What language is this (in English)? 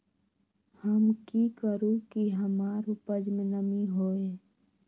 Magahi